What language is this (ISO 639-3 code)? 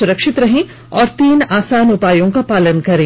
hin